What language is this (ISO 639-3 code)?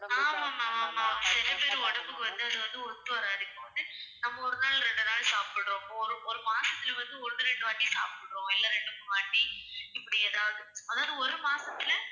tam